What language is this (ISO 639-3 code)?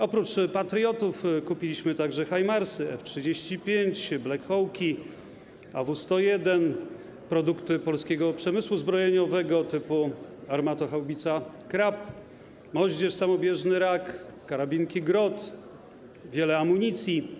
pol